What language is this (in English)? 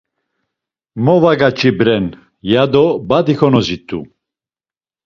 Laz